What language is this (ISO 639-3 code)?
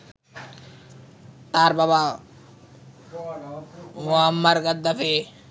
ben